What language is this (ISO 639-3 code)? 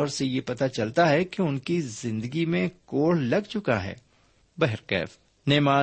urd